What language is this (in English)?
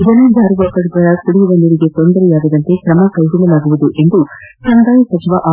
Kannada